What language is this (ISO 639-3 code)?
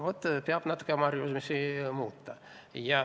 est